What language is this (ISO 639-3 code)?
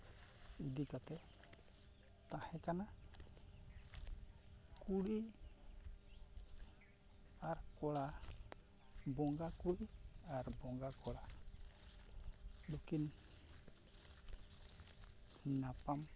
sat